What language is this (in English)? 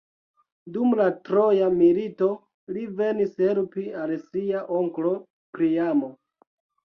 Esperanto